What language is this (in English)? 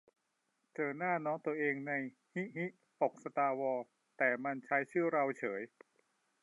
Thai